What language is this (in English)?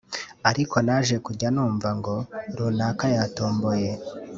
Kinyarwanda